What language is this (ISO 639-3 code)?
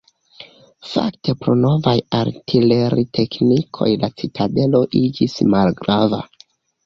epo